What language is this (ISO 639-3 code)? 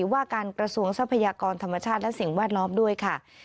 tha